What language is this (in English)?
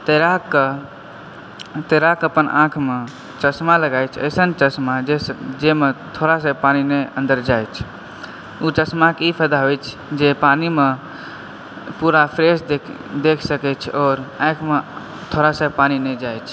Maithili